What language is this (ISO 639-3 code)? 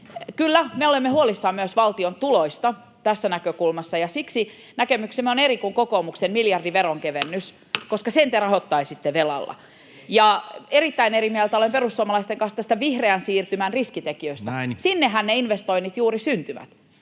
fin